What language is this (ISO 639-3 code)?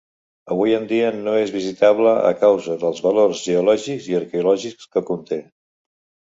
cat